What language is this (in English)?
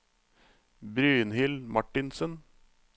Norwegian